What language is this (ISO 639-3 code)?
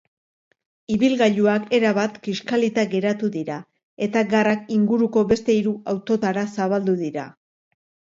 eus